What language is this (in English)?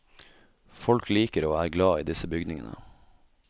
Norwegian